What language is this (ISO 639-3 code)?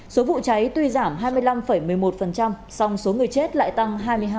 vie